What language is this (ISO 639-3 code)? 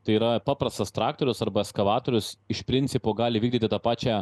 lit